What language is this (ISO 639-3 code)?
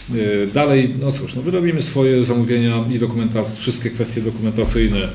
pol